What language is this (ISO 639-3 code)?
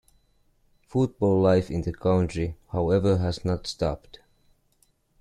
eng